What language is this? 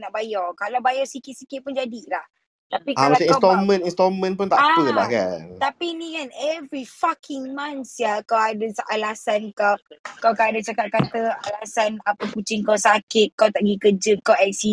Malay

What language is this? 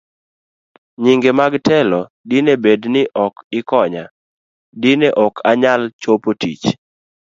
Luo (Kenya and Tanzania)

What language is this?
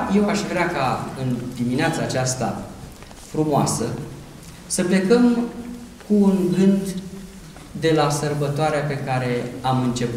Romanian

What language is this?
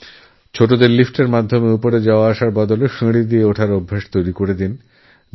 Bangla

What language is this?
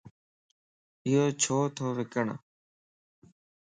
Lasi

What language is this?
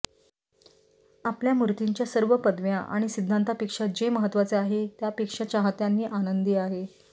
Marathi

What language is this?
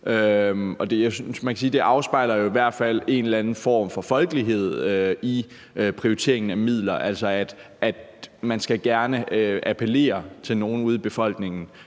Danish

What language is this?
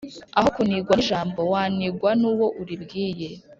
Kinyarwanda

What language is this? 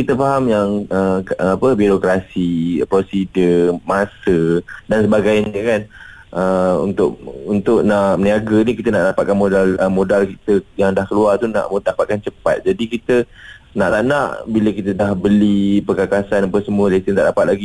Malay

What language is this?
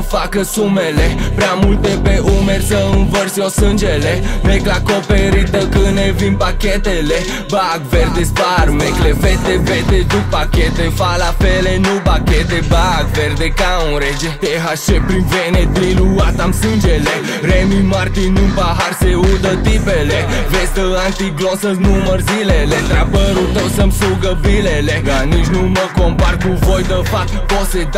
Romanian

